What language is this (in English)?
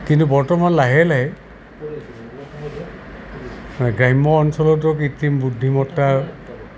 Assamese